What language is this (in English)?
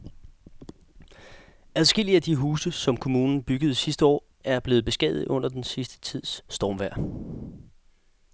Danish